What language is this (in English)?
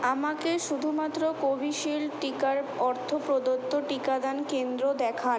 Bangla